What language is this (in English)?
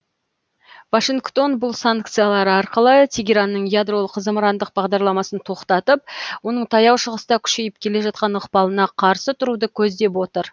Kazakh